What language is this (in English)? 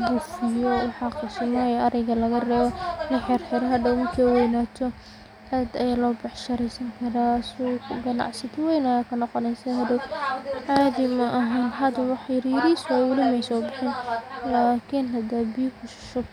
Somali